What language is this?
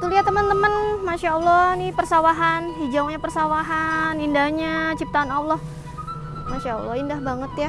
Indonesian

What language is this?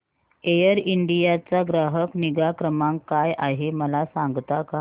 Marathi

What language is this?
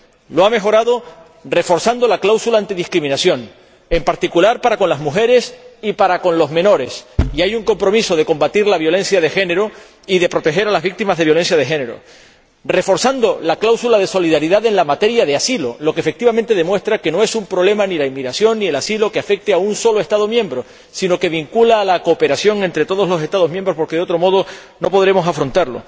Spanish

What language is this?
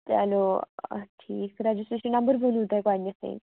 Kashmiri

